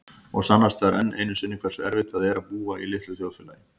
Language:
Icelandic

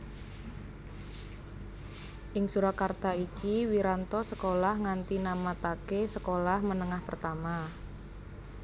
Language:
Javanese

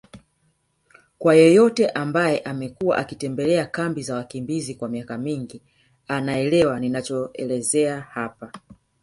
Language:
Swahili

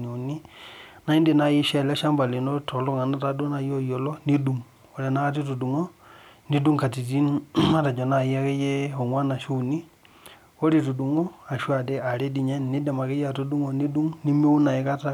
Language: Masai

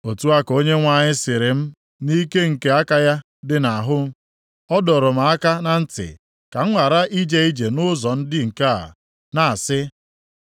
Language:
Igbo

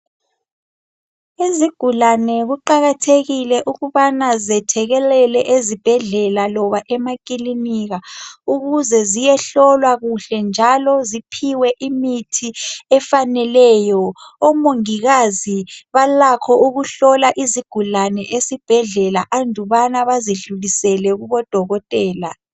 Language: North Ndebele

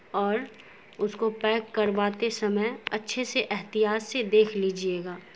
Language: Urdu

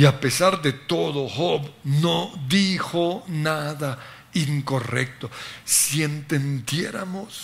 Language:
Spanish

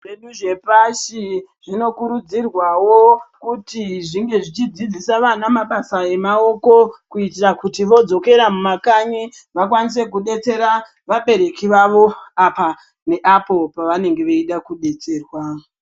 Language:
Ndau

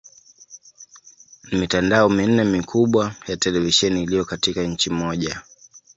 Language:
Swahili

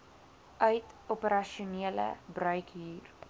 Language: Afrikaans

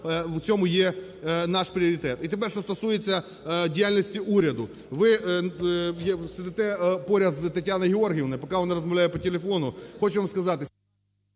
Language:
Ukrainian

